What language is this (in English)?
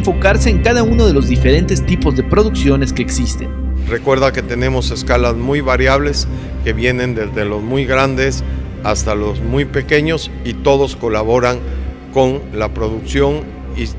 Spanish